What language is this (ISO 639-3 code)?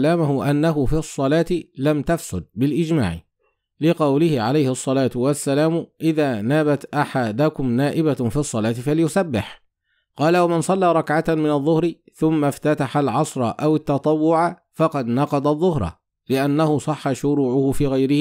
ara